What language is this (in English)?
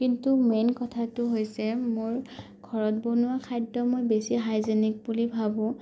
Assamese